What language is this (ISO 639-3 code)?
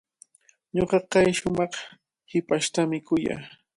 qvl